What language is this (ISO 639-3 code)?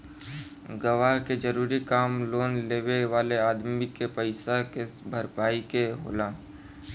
bho